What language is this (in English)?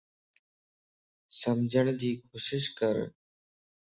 Lasi